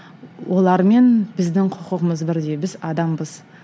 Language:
Kazakh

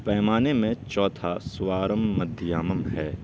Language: Urdu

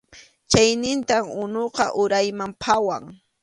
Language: Arequipa-La Unión Quechua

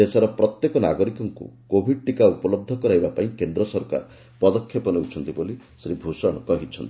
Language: Odia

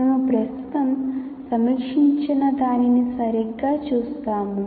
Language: Telugu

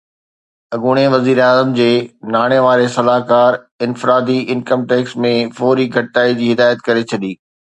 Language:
Sindhi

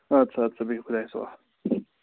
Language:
Kashmiri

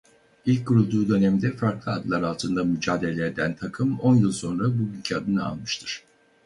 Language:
Turkish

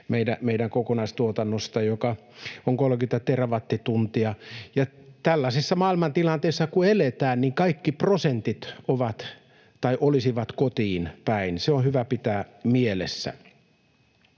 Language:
Finnish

